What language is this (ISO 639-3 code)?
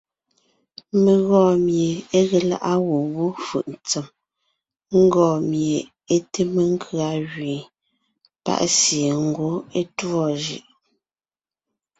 nnh